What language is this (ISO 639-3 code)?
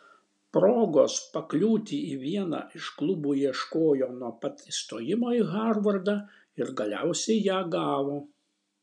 lit